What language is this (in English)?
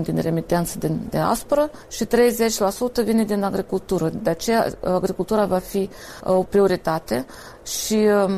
Romanian